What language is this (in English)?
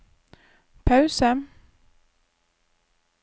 Norwegian